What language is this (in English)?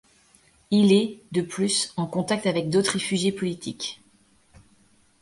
French